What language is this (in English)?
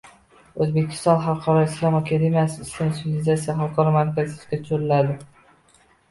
Uzbek